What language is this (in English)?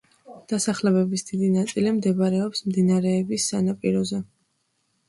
Georgian